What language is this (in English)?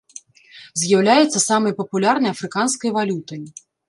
Belarusian